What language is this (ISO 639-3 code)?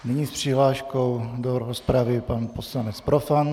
ces